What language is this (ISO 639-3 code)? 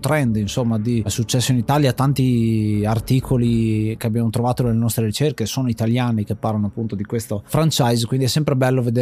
ita